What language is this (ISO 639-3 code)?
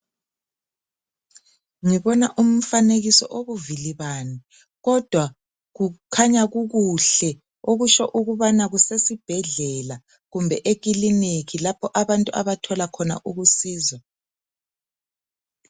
nde